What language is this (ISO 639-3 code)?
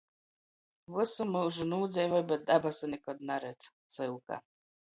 ltg